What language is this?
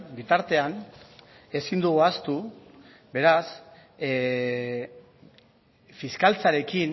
Basque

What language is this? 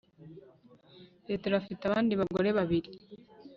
Kinyarwanda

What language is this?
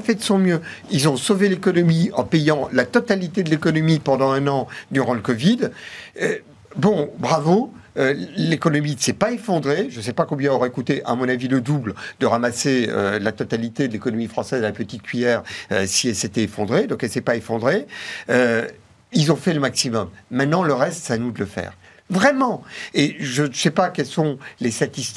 French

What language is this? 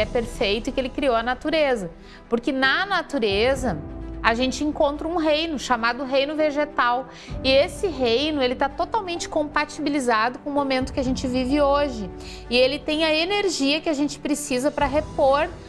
Portuguese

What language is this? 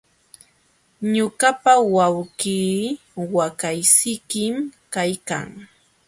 Jauja Wanca Quechua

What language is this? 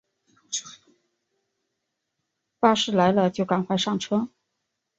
Chinese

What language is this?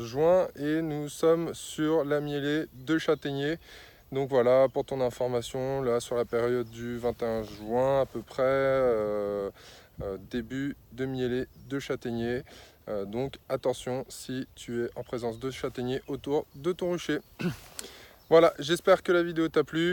French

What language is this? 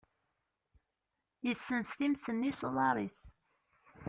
Kabyle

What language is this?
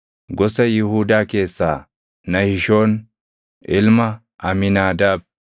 Oromo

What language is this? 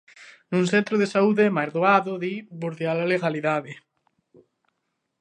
Galician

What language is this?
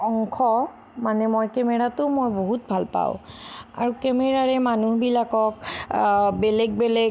Assamese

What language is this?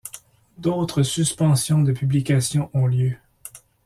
French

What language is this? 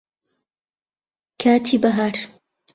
Central Kurdish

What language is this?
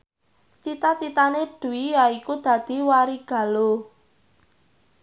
Javanese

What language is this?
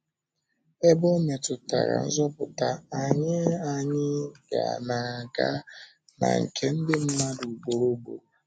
Igbo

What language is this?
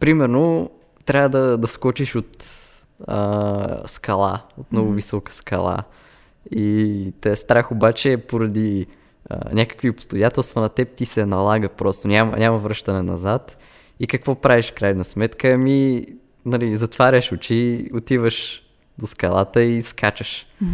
Bulgarian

